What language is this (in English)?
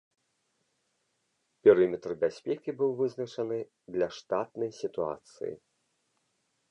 Belarusian